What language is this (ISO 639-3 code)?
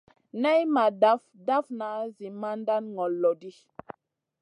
mcn